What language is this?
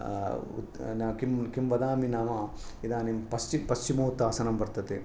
Sanskrit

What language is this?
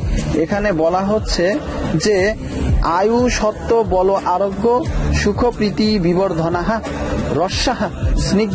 Bangla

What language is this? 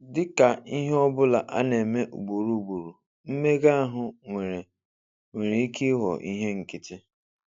Igbo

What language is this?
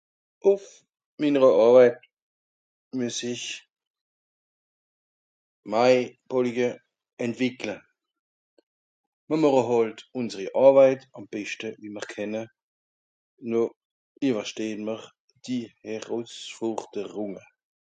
Swiss German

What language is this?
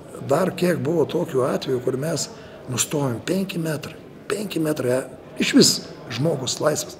Lithuanian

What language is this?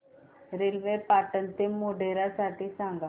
Marathi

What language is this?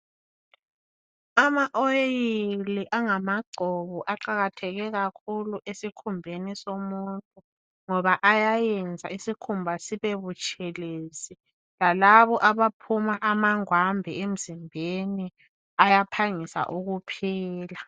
North Ndebele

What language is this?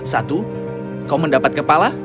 Indonesian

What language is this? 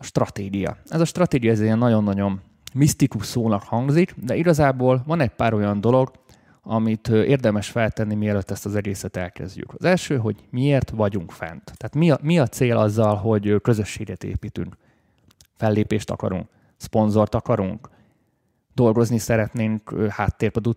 Hungarian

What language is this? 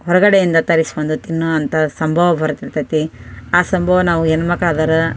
Kannada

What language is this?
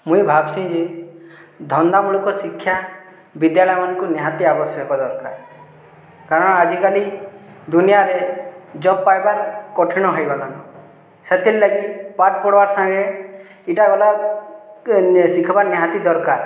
Odia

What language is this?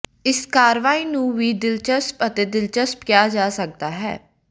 Punjabi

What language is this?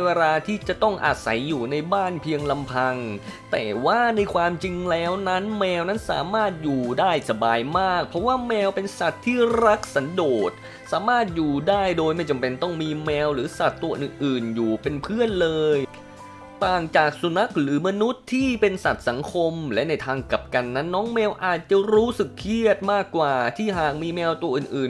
Thai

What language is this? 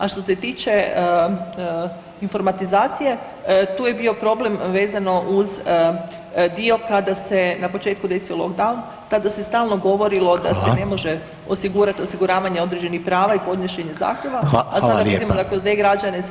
Croatian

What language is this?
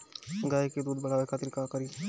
Bhojpuri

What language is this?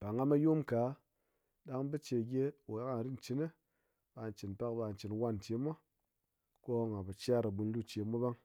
Ngas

